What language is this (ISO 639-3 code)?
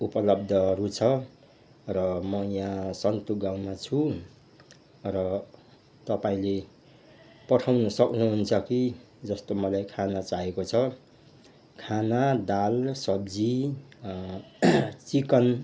nep